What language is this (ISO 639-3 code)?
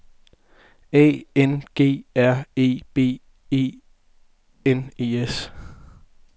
dan